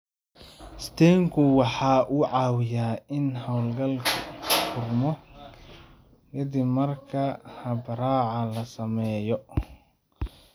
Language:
Somali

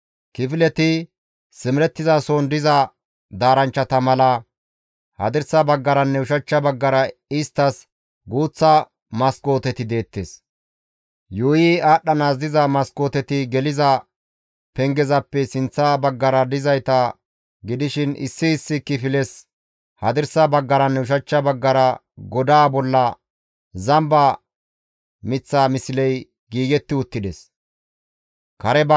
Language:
Gamo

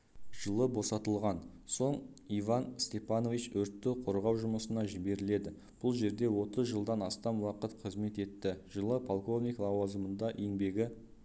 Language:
Kazakh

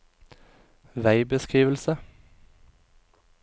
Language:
Norwegian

